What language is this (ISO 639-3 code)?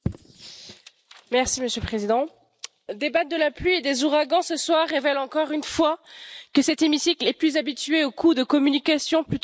fra